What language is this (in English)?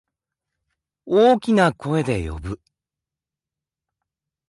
Japanese